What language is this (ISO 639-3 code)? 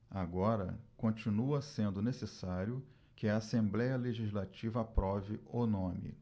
por